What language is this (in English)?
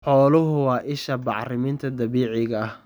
Somali